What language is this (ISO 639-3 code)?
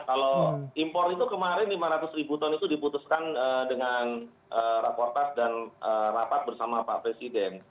ind